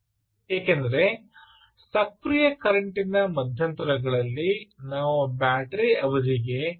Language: Kannada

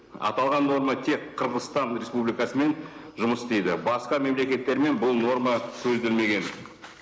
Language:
Kazakh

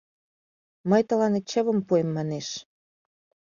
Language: Mari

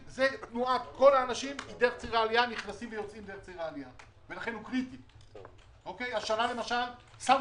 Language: Hebrew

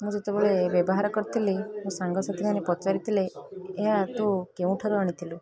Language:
Odia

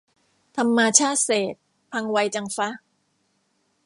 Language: Thai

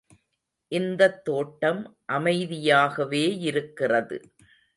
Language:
Tamil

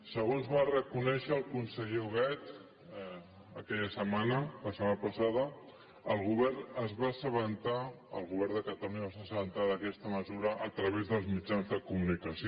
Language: Catalan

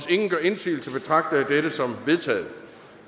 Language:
Danish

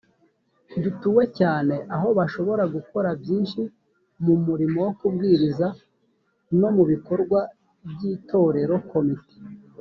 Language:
Kinyarwanda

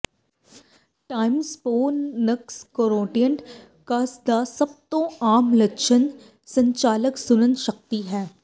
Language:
Punjabi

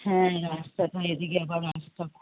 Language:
Bangla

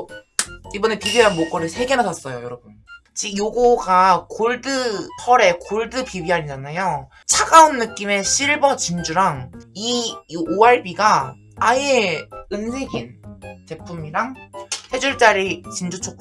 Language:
Korean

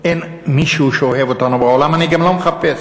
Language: Hebrew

